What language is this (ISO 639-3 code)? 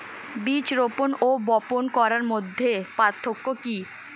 ben